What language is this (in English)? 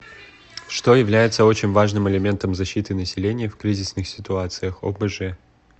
Russian